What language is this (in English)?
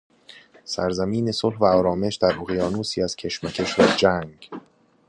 Persian